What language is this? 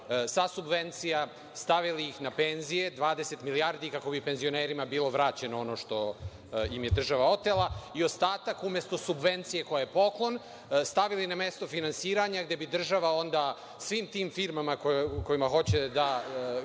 Serbian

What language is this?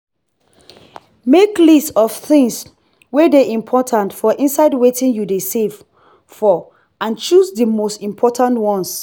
Nigerian Pidgin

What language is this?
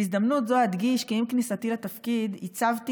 Hebrew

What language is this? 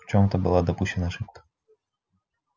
Russian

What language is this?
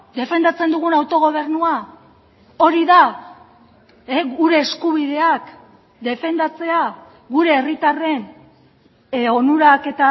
Basque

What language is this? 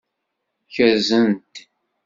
Kabyle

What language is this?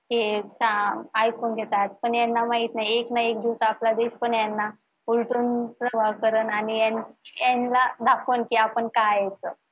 Marathi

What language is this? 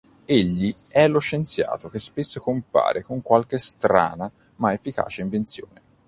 Italian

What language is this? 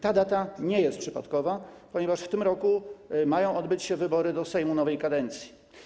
Polish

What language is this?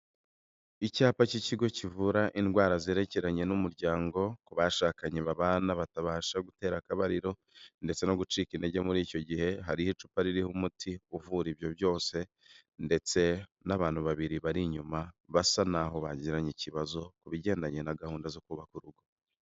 Kinyarwanda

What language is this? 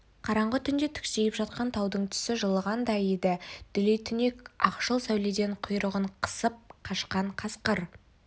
Kazakh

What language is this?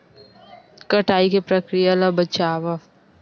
Chhattisgarhi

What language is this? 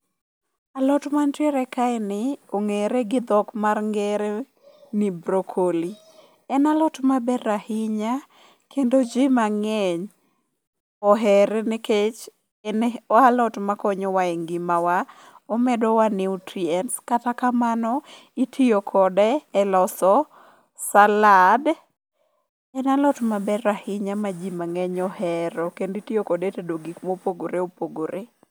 Luo (Kenya and Tanzania)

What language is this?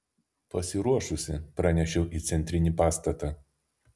Lithuanian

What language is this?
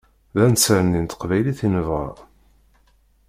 Kabyle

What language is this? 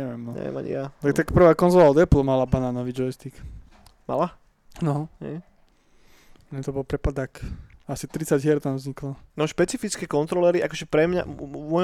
Slovak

